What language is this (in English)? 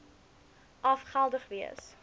Afrikaans